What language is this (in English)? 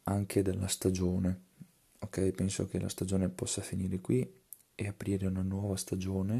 Italian